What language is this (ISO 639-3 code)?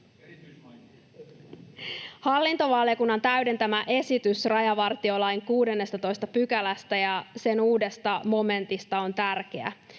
fin